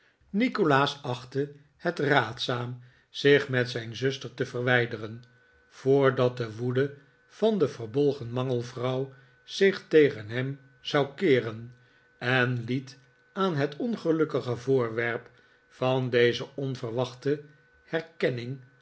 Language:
Dutch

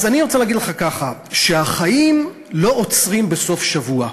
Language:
Hebrew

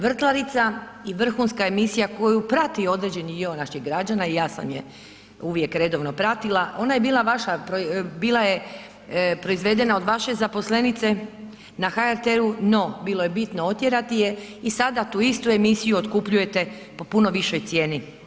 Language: Croatian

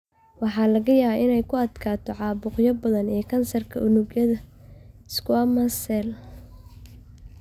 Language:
Somali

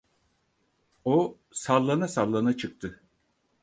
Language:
Turkish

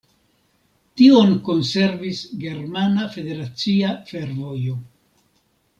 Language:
Esperanto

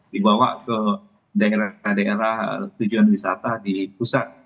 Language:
Indonesian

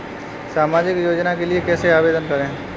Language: Hindi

